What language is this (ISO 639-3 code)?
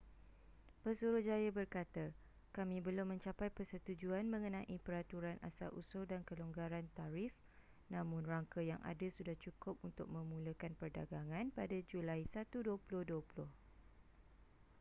msa